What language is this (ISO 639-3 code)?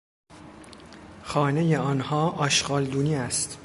fas